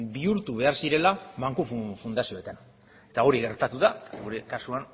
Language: Basque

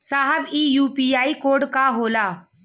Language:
Bhojpuri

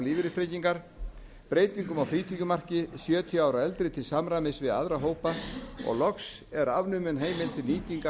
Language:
Icelandic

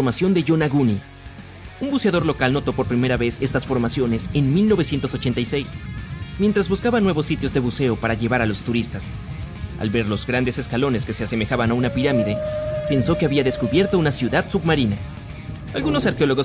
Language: Spanish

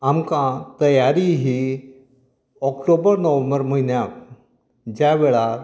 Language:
Konkani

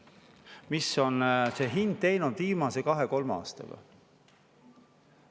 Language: Estonian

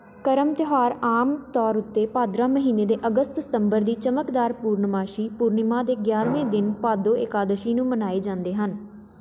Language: Punjabi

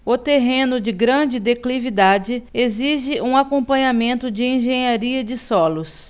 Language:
Portuguese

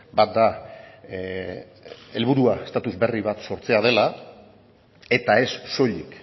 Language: Basque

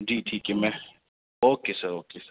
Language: Urdu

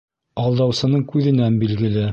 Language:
Bashkir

